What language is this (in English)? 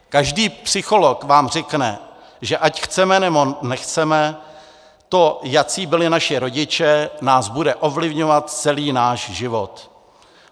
Czech